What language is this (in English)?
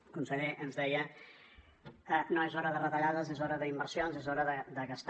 Catalan